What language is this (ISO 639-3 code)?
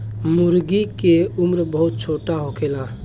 bho